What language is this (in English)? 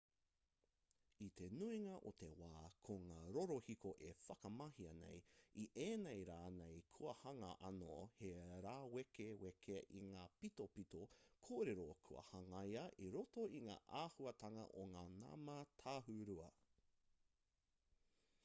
Māori